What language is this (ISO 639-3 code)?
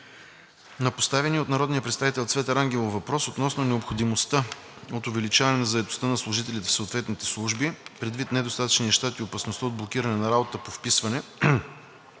bul